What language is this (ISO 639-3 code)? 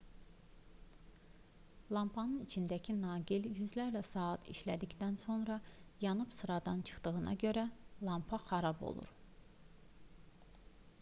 aze